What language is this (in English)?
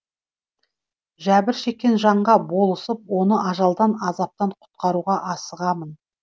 Kazakh